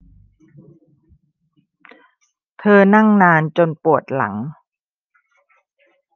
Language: Thai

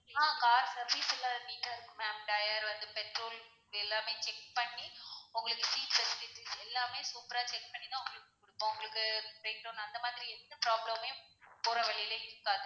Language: Tamil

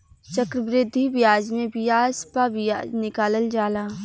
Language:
Bhojpuri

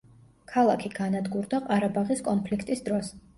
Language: Georgian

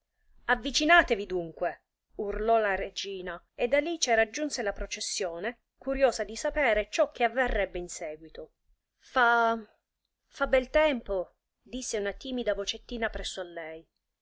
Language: Italian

